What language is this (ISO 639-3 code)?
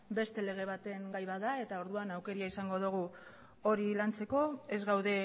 eus